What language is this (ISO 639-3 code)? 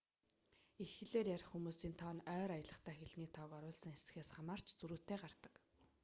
mon